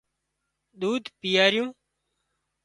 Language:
Wadiyara Koli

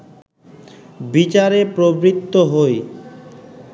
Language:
Bangla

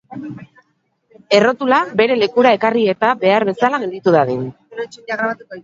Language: Basque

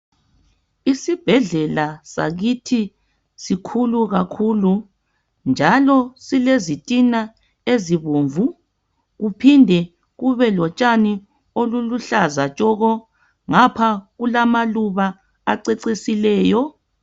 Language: North Ndebele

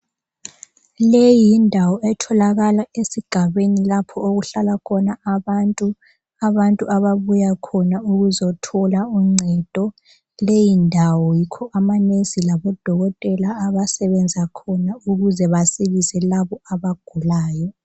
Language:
North Ndebele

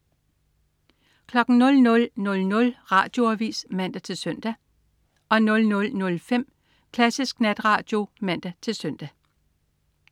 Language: Danish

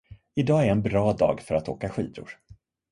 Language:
Swedish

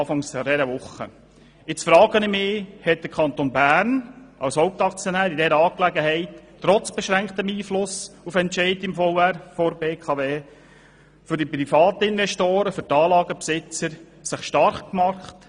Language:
Swiss German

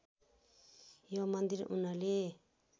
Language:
Nepali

